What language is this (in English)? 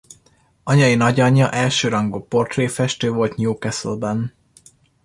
Hungarian